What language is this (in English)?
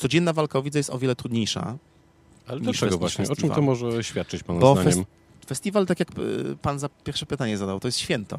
Polish